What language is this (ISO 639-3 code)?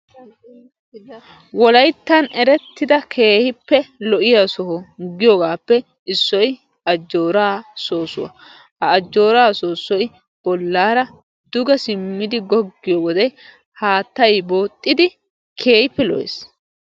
wal